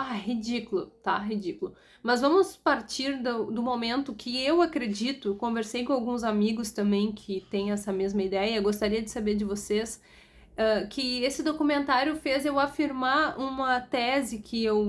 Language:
Portuguese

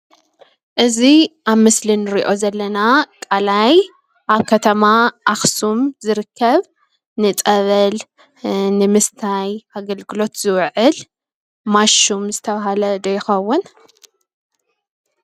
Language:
Tigrinya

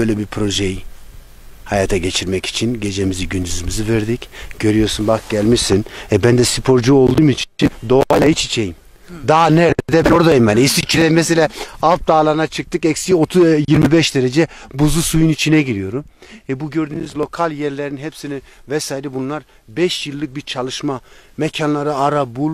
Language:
Turkish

